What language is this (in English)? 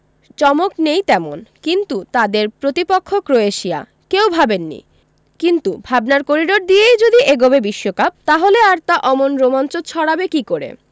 Bangla